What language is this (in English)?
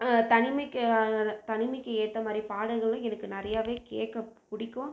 Tamil